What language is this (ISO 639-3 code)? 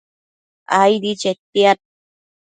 mcf